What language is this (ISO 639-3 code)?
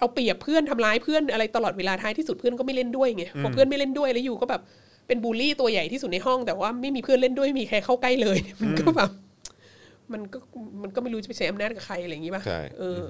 tha